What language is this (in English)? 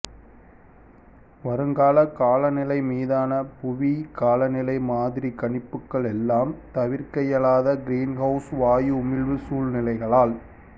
Tamil